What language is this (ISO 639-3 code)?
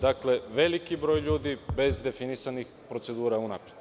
srp